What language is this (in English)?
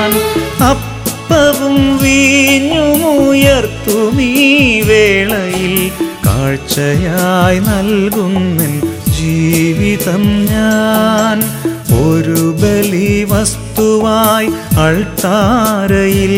Malayalam